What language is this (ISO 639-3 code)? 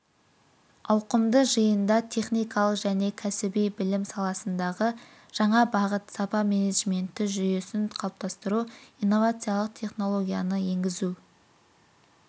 kaz